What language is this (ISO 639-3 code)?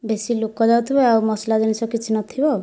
ori